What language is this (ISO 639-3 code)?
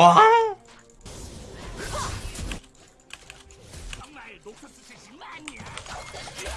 kor